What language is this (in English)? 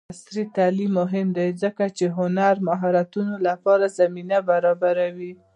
Pashto